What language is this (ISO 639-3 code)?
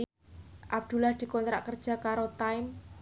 jav